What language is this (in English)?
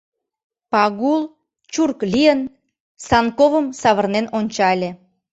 Mari